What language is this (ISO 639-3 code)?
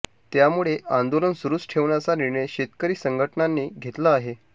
mar